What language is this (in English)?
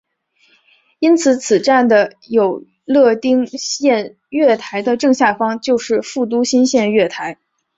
Chinese